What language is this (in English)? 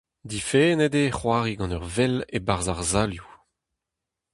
Breton